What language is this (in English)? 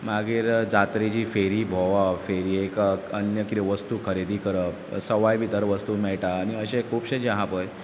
Konkani